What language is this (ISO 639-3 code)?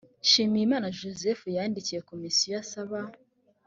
kin